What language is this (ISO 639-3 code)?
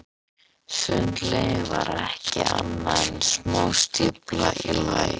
isl